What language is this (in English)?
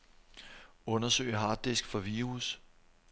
Danish